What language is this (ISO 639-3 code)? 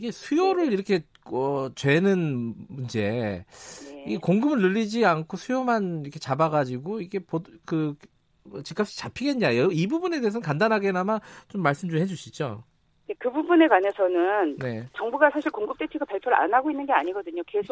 kor